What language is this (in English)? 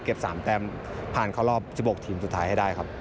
Thai